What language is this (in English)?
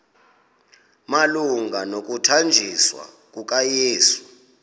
Xhosa